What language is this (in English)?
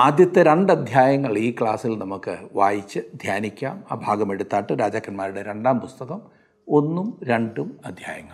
Malayalam